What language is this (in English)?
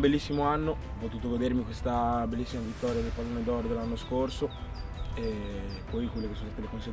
Italian